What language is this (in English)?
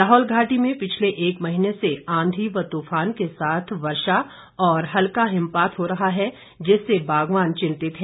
Hindi